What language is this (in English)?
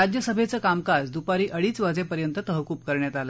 Marathi